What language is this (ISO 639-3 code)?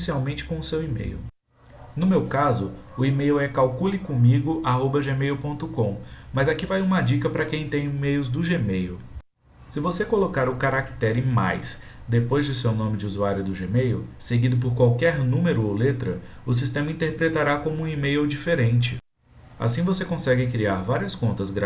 por